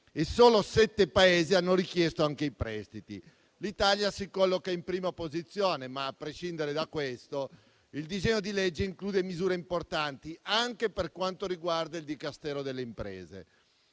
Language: Italian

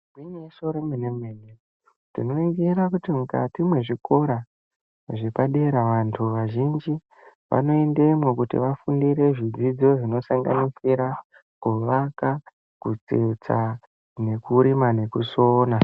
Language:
Ndau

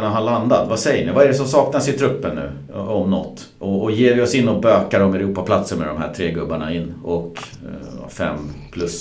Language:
Swedish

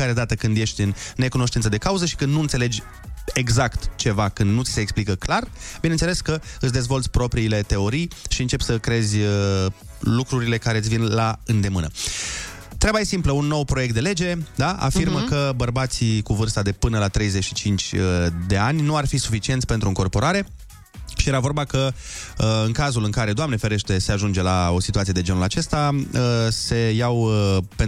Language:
Romanian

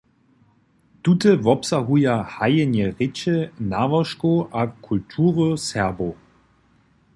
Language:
Upper Sorbian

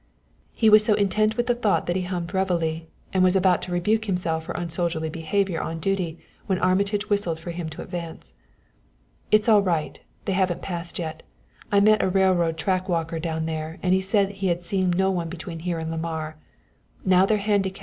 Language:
English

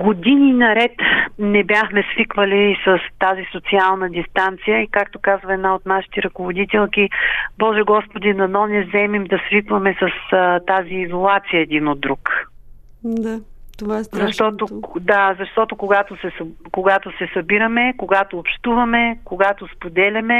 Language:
Bulgarian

